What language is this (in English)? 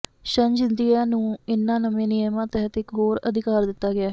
Punjabi